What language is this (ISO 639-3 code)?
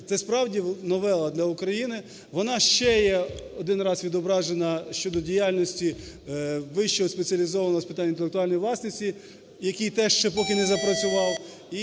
ukr